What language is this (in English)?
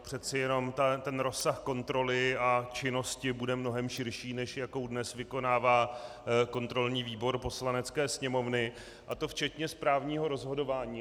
Czech